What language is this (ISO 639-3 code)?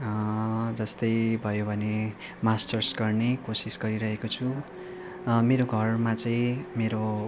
nep